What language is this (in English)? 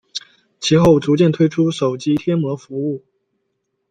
Chinese